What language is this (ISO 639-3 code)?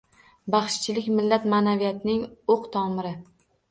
uzb